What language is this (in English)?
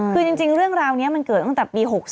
Thai